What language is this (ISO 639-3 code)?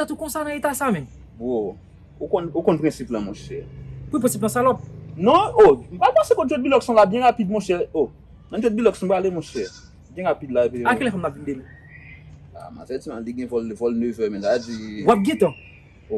fra